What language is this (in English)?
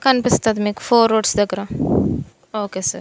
Telugu